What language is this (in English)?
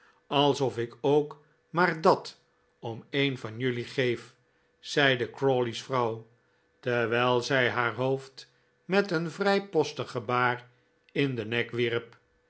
Dutch